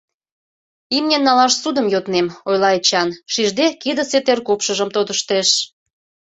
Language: Mari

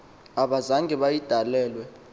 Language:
Xhosa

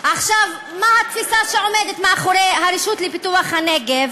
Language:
Hebrew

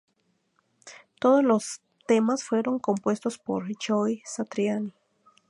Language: Spanish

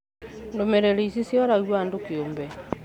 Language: Kikuyu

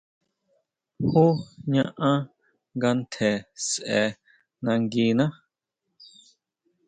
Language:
Huautla Mazatec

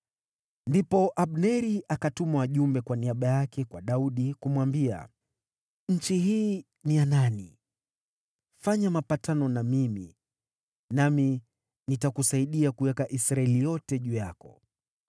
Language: Swahili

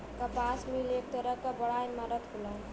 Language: Bhojpuri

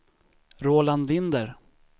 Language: Swedish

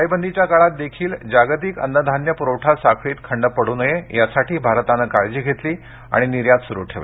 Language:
Marathi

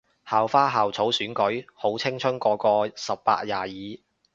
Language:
Cantonese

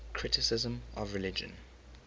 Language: English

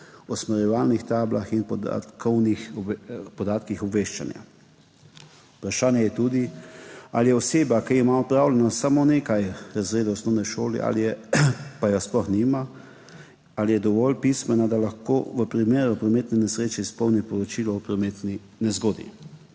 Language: Slovenian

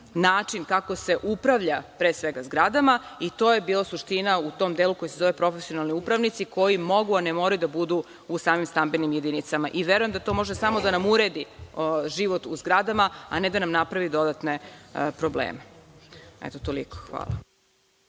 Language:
Serbian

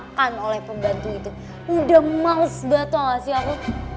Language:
Indonesian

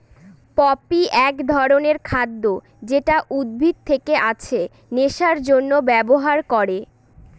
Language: Bangla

